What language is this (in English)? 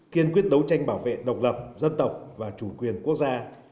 Vietnamese